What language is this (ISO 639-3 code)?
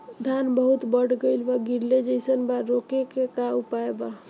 bho